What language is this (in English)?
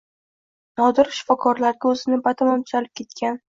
Uzbek